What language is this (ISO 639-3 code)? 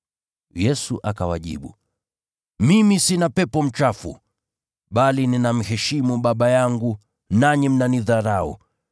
swa